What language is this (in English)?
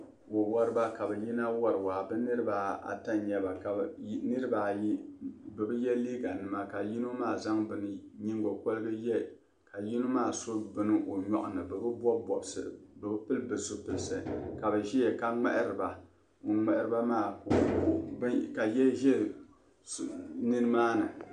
Dagbani